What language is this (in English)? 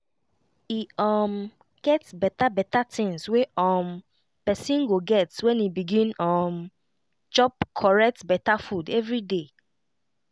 Nigerian Pidgin